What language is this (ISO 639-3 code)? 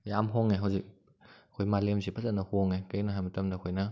mni